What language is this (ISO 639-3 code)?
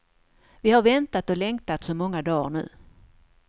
swe